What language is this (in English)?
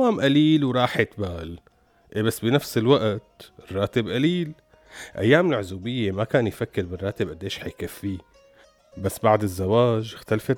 Arabic